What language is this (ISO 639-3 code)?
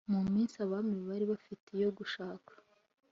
kin